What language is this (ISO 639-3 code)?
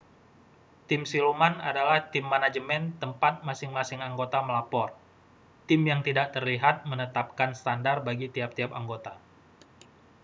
ind